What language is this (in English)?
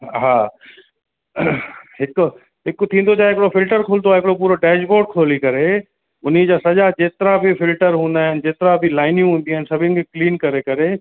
Sindhi